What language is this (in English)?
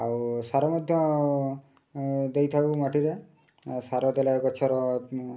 Odia